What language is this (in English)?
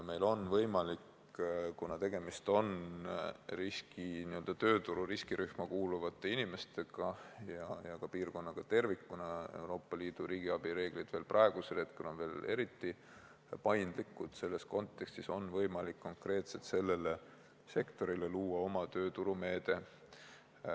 Estonian